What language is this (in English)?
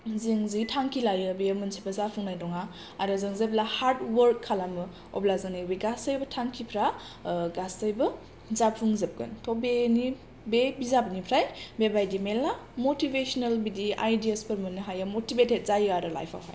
Bodo